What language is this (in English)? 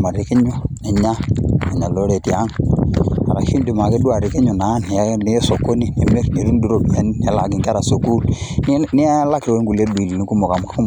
Masai